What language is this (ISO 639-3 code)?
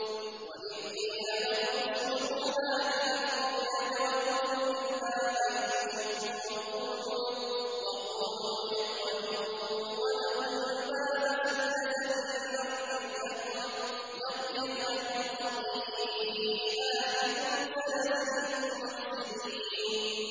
ara